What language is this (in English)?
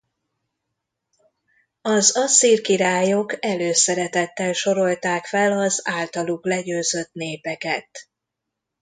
Hungarian